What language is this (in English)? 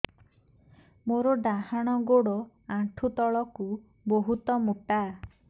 Odia